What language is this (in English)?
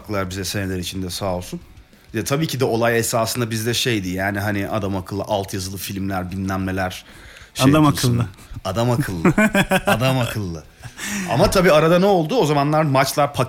Turkish